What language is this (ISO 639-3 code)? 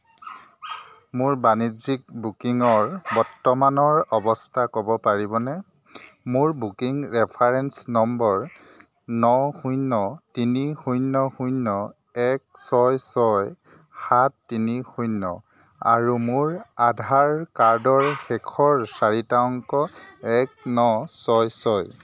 asm